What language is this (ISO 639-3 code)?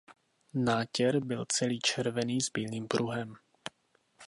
ces